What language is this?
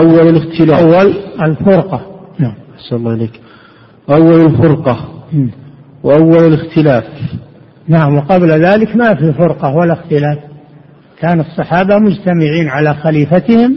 Arabic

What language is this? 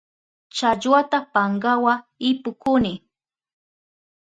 Southern Pastaza Quechua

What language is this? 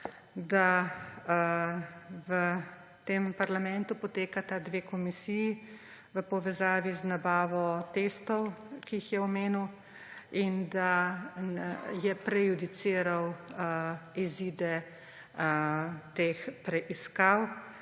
Slovenian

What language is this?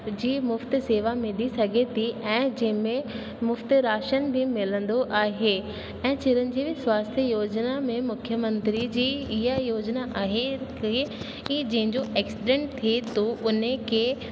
Sindhi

